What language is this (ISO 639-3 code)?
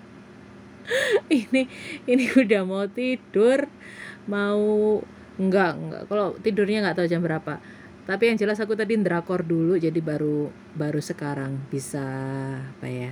ind